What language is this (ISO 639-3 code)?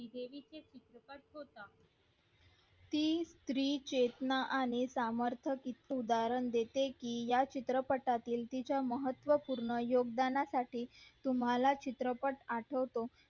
mar